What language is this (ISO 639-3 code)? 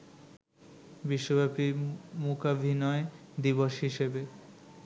ben